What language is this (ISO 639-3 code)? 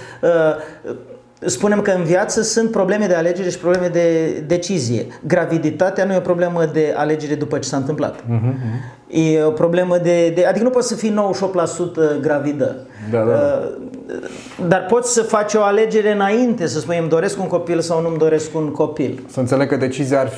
ron